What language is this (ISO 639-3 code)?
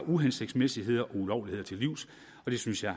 dan